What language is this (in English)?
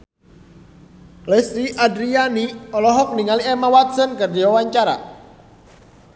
Sundanese